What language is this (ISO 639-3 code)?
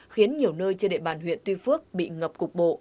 vie